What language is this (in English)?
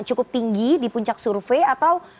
Indonesian